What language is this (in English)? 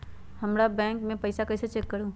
Magahi